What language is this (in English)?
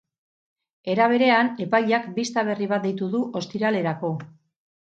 Basque